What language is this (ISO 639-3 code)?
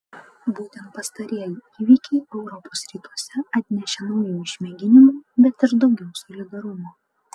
lit